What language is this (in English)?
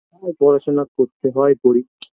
Bangla